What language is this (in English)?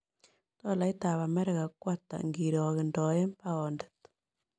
Kalenjin